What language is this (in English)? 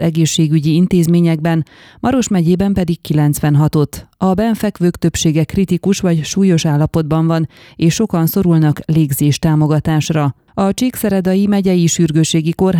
Hungarian